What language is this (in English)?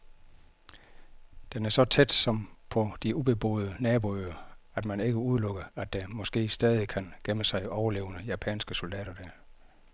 Danish